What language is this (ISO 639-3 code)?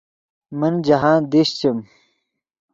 ydg